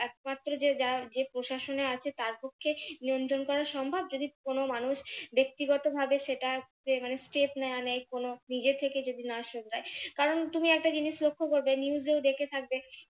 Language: Bangla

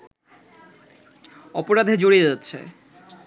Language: Bangla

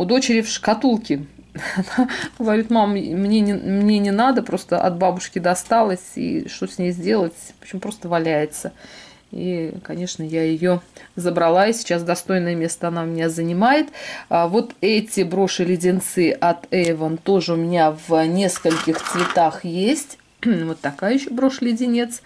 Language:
Russian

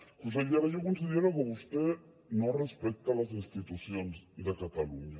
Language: Catalan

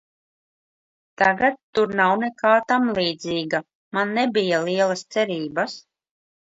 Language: Latvian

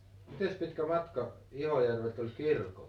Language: Finnish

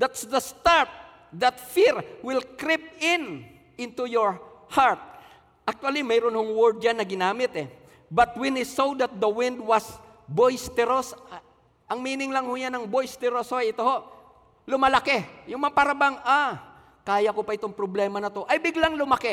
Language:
Filipino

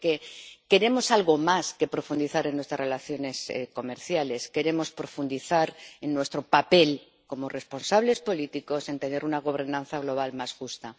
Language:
Spanish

